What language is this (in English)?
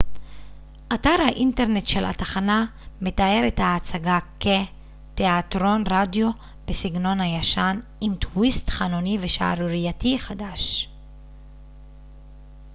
Hebrew